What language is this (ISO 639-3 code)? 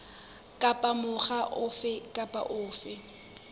sot